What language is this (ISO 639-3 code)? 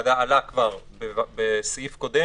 heb